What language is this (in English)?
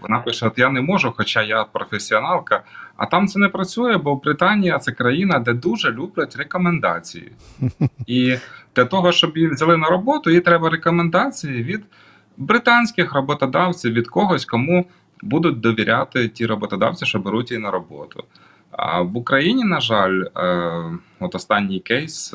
Ukrainian